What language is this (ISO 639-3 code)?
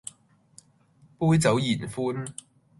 yue